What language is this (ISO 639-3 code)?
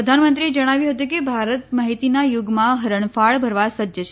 guj